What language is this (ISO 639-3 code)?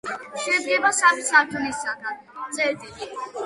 kat